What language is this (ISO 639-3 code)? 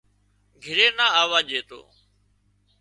kxp